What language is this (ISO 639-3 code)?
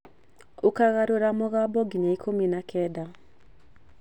kik